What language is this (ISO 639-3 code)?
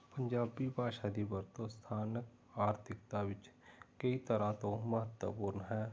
pan